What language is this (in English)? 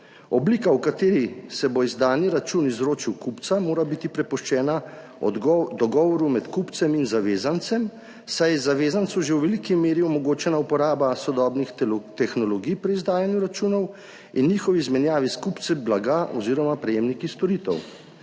Slovenian